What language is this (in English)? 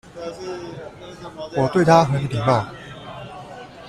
Chinese